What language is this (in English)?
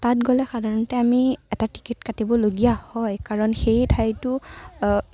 Assamese